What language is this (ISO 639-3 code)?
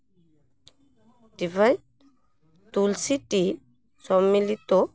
sat